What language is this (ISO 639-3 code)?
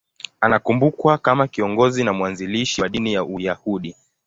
swa